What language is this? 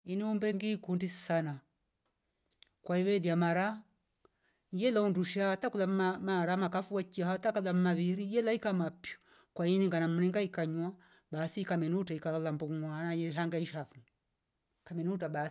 Rombo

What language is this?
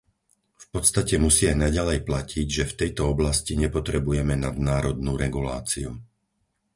Slovak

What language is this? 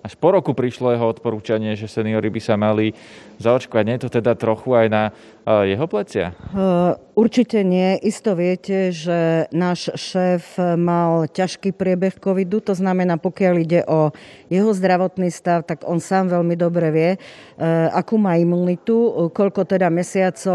Slovak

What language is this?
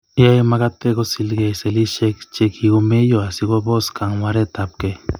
Kalenjin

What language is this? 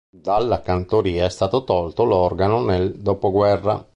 Italian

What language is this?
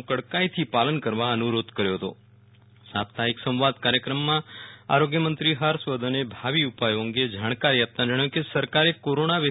Gujarati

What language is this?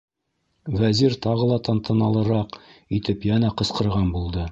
Bashkir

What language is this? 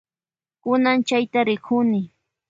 Loja Highland Quichua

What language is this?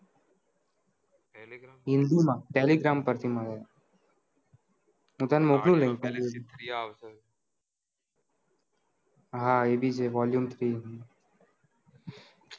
Gujarati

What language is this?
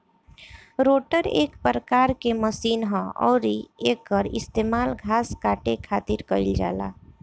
Bhojpuri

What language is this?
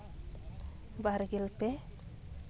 Santali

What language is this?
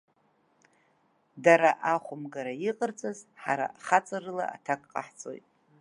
Abkhazian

